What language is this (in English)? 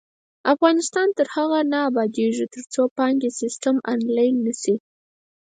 Pashto